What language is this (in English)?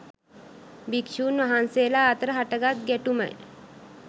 Sinhala